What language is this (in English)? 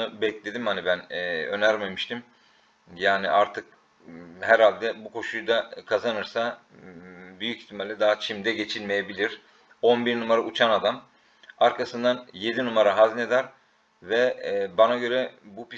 Turkish